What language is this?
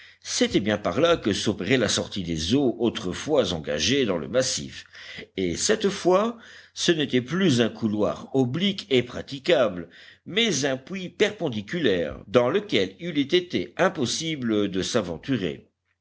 French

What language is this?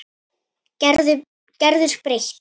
Icelandic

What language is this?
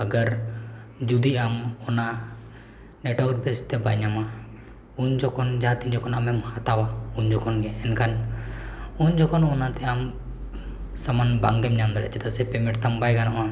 Santali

